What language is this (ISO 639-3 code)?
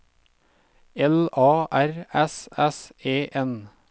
nor